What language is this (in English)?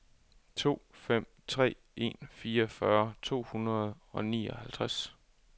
Danish